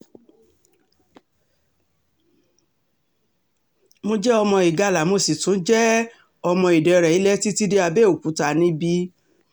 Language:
Yoruba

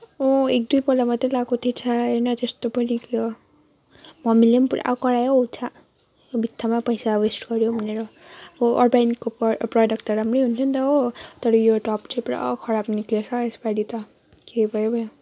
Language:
Nepali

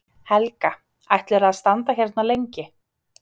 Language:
Icelandic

